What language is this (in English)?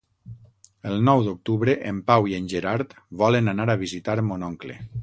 Catalan